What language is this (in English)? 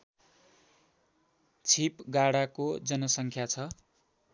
Nepali